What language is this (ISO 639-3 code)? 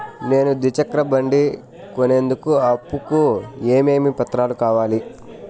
tel